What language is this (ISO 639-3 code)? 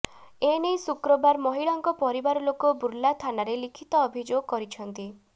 ori